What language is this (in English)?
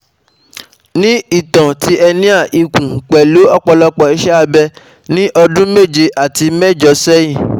Yoruba